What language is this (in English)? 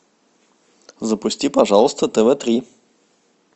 Russian